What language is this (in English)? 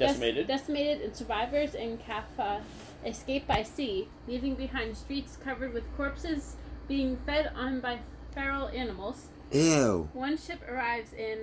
English